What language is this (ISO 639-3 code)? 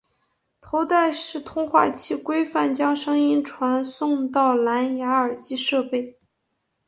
zho